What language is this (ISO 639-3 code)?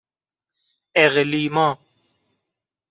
fas